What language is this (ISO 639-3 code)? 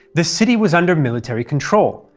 eng